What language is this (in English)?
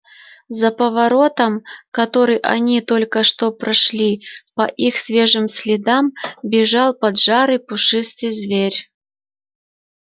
Russian